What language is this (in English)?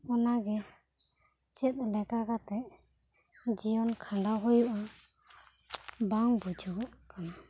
Santali